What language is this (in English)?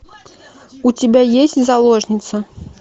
Russian